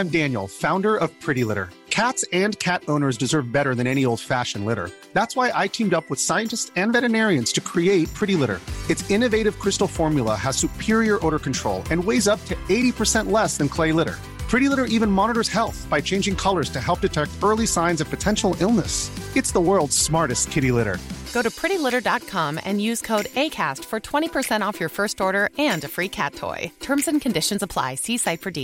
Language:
Swedish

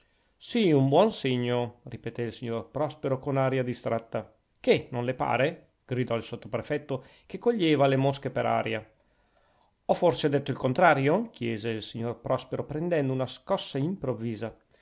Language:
Italian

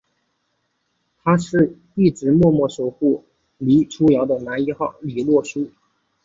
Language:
Chinese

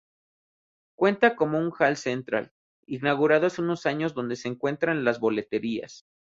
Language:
Spanish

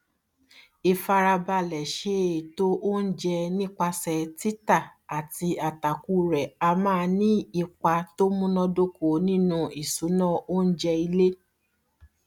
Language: Yoruba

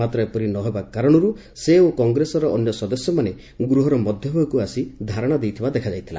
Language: Odia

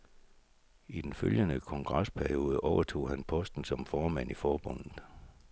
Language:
Danish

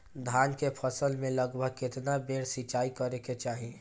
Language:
Bhojpuri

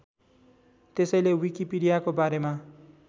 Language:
Nepali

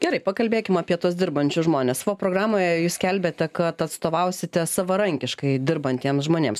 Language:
Lithuanian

